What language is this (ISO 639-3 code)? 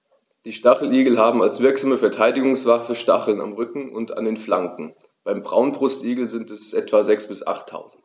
deu